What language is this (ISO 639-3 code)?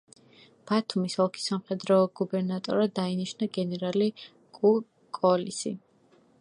kat